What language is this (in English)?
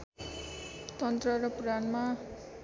Nepali